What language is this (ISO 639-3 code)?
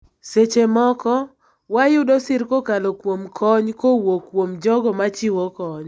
luo